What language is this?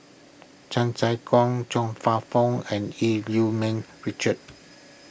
English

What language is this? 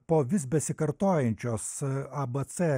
Lithuanian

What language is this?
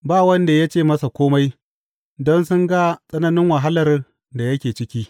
Hausa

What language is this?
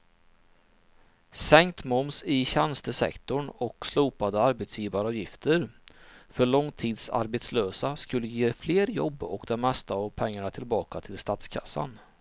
Swedish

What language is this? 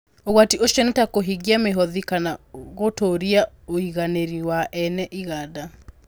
Kikuyu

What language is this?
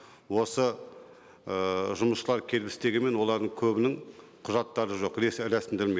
Kazakh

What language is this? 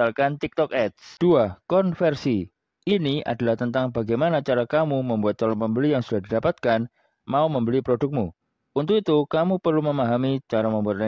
Indonesian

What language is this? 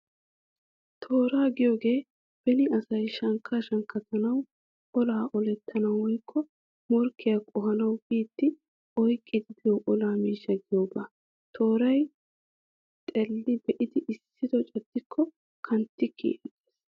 Wolaytta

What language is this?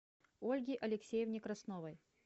Russian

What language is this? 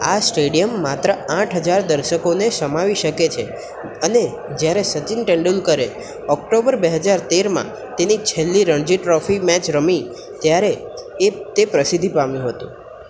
Gujarati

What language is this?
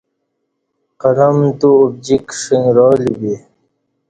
Kati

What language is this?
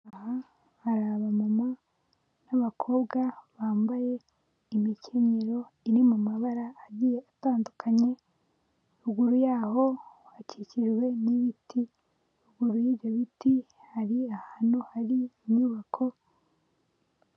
Kinyarwanda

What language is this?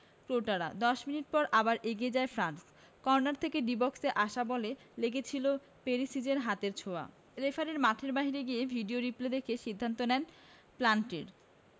Bangla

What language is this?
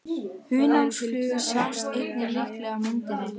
Icelandic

